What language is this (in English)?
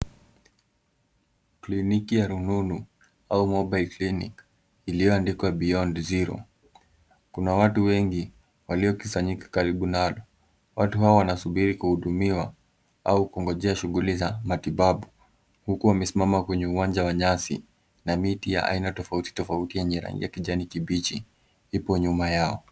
Swahili